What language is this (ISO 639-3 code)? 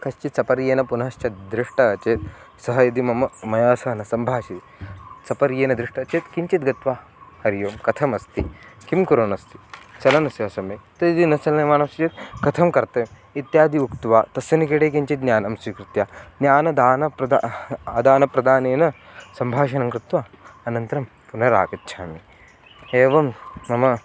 san